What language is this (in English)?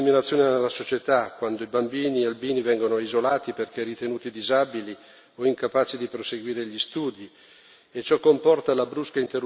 Italian